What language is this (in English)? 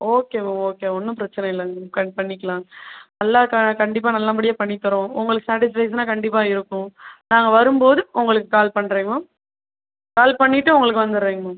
Tamil